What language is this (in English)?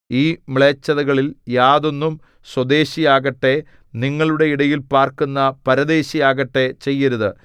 Malayalam